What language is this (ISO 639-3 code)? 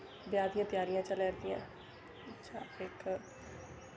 doi